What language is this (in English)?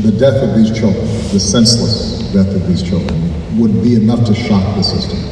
Dutch